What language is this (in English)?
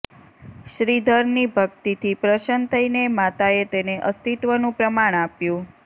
Gujarati